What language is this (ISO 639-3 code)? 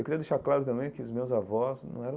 por